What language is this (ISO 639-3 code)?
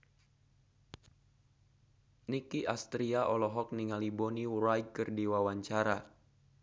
sun